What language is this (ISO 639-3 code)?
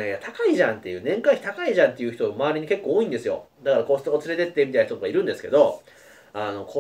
jpn